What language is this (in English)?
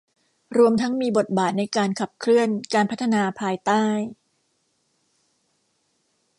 Thai